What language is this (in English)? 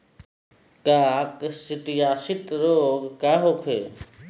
Bhojpuri